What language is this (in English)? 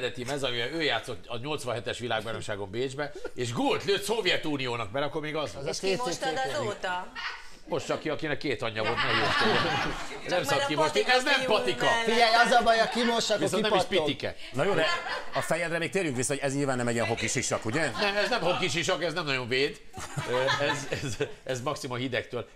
Hungarian